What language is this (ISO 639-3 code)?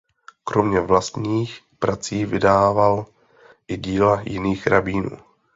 ces